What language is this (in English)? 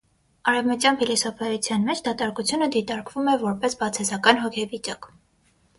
Armenian